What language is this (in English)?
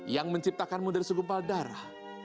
Indonesian